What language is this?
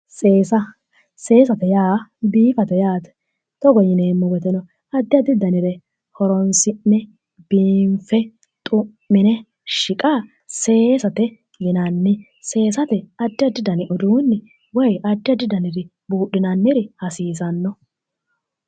Sidamo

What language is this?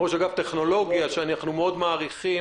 Hebrew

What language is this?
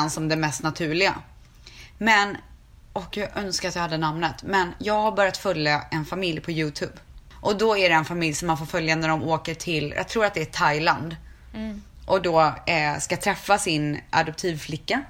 Swedish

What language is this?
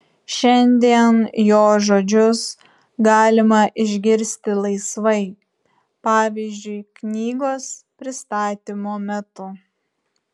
Lithuanian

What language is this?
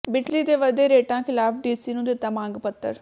Punjabi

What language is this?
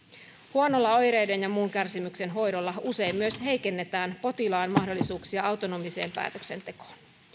Finnish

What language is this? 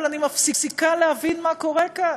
Hebrew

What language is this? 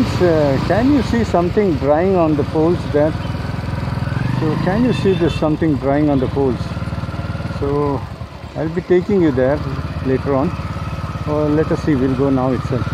English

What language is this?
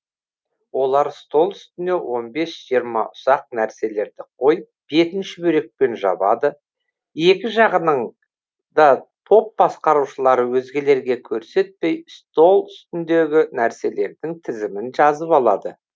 Kazakh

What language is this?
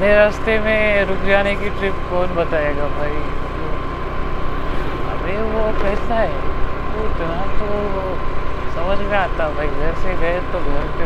Marathi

